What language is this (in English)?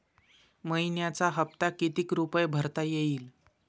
Marathi